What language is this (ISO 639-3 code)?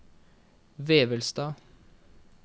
nor